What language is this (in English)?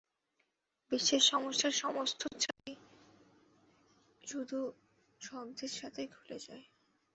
Bangla